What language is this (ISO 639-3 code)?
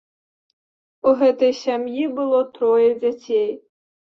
bel